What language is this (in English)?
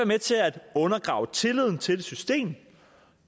Danish